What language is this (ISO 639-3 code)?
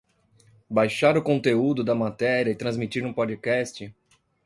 por